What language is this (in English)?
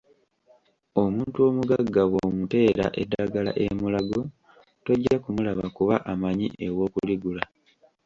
Ganda